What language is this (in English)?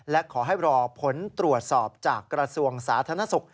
Thai